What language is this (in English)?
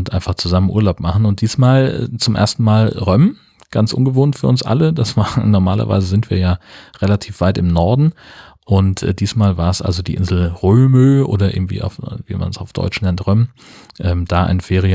German